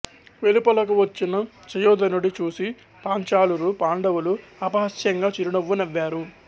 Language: Telugu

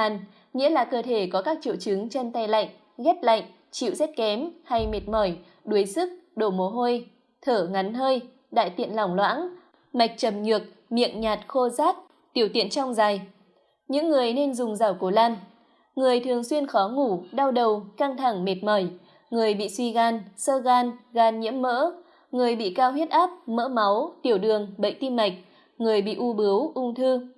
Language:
Vietnamese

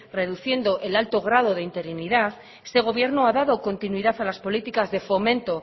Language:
Spanish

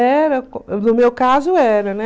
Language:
Portuguese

